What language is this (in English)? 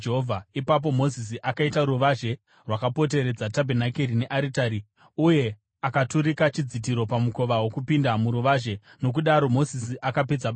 Shona